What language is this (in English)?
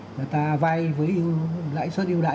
Vietnamese